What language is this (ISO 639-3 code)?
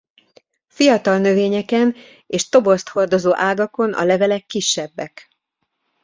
hun